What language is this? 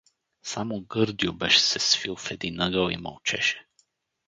Bulgarian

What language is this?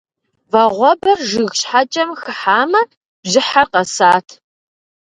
Kabardian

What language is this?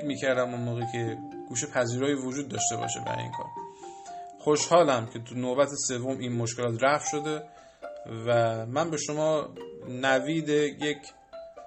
Persian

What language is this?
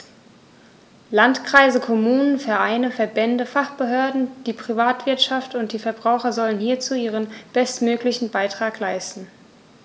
German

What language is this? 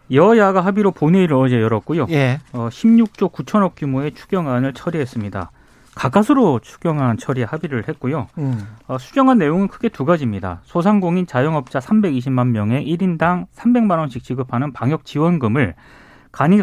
Korean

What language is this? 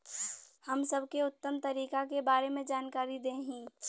Bhojpuri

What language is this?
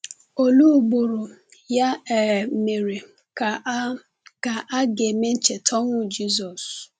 Igbo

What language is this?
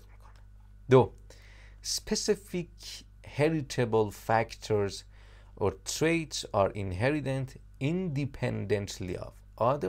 Persian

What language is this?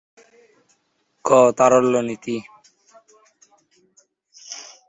Bangla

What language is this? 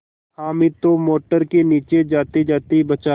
Hindi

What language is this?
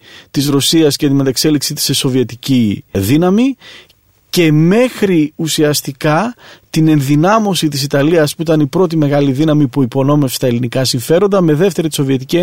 Greek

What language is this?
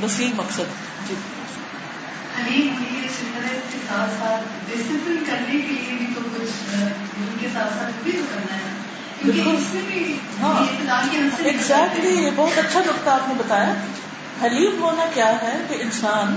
Urdu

